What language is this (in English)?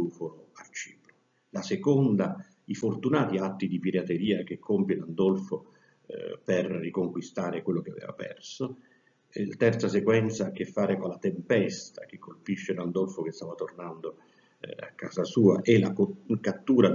Italian